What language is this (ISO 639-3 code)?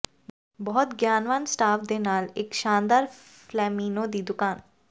pan